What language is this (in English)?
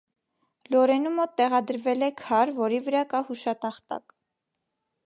Armenian